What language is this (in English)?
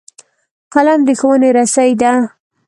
Pashto